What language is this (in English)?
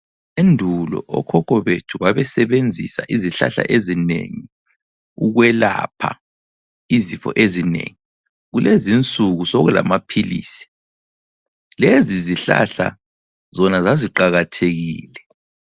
North Ndebele